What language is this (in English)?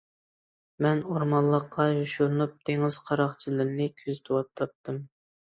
Uyghur